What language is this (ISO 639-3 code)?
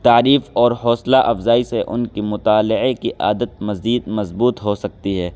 urd